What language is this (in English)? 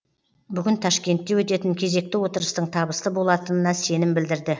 Kazakh